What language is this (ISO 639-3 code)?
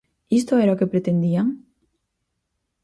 glg